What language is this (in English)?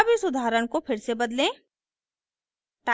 Hindi